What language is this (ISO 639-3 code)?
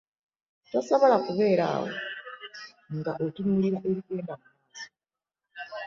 lug